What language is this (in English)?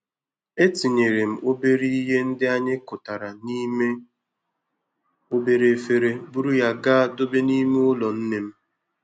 Igbo